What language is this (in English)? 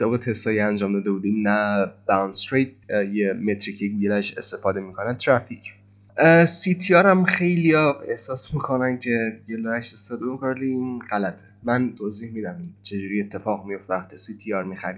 Persian